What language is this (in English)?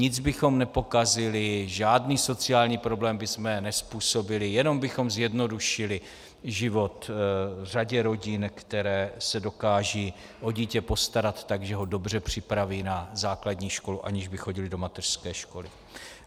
Czech